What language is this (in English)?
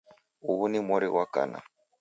Taita